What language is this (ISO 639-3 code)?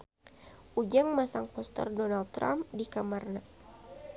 sun